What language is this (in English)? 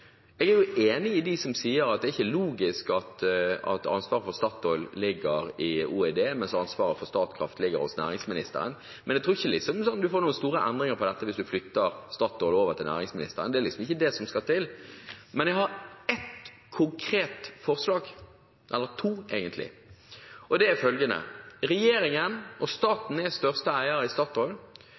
Norwegian Bokmål